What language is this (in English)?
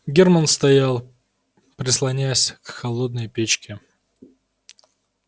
Russian